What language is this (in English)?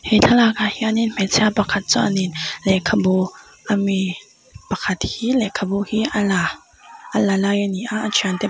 Mizo